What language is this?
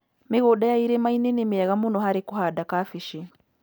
Kikuyu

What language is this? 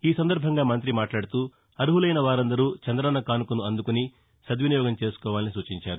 Telugu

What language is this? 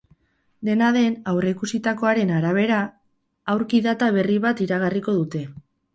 Basque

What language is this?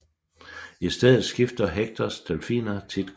Danish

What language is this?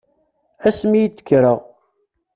Kabyle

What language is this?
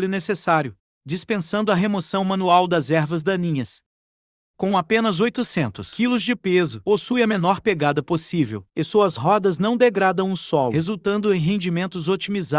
Portuguese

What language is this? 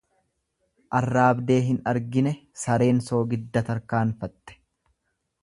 Oromo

